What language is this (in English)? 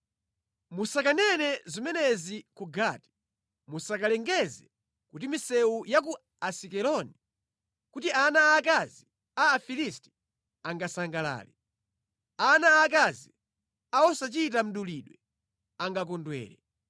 Nyanja